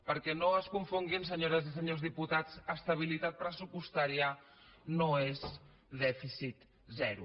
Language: Catalan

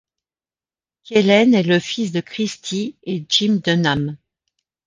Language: French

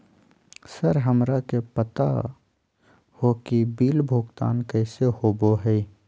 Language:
Magahi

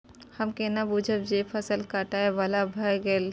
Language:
Maithili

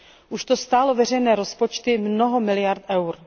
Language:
Czech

